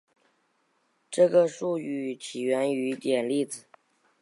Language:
Chinese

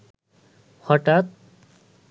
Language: Bangla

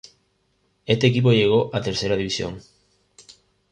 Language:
Spanish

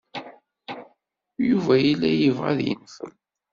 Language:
Kabyle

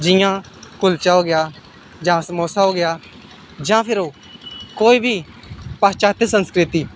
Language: Dogri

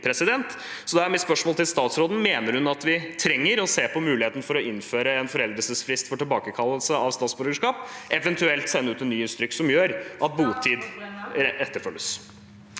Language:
Norwegian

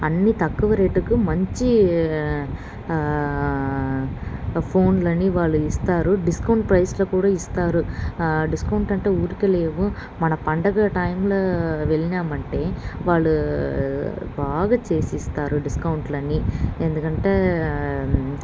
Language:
Telugu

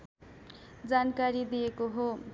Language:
Nepali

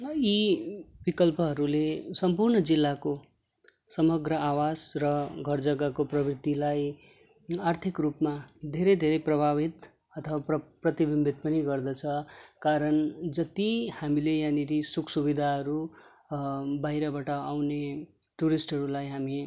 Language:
Nepali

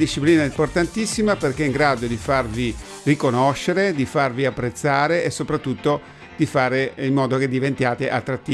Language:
Italian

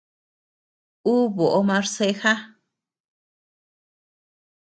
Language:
Tepeuxila Cuicatec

